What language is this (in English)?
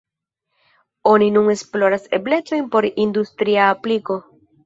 Esperanto